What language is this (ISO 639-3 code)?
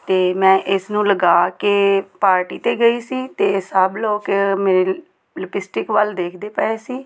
pan